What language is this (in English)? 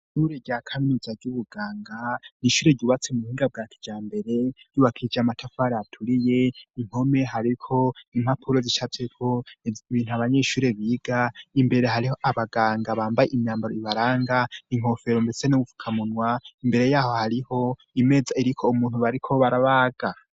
Rundi